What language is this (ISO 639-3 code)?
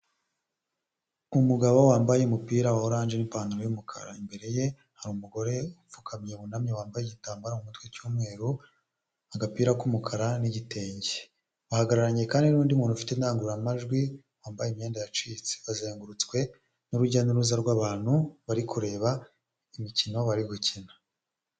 kin